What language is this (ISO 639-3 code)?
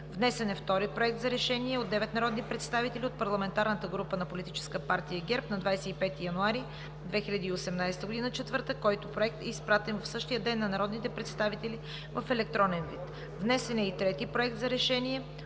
bul